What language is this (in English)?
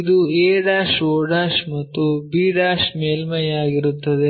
Kannada